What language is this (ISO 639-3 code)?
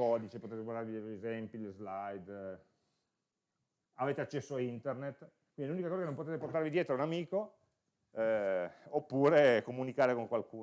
ita